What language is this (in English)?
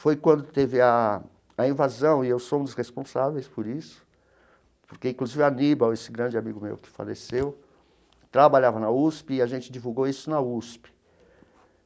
Portuguese